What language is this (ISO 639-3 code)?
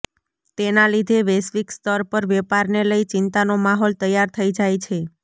guj